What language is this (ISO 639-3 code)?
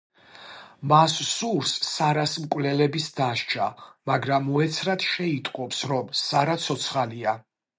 kat